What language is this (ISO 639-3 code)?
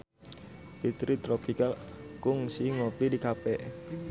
sun